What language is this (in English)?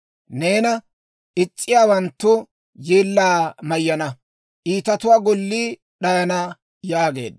Dawro